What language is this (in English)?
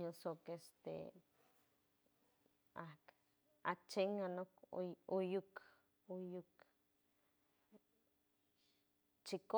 San Francisco Del Mar Huave